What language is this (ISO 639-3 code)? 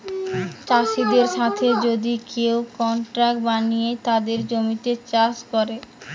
ben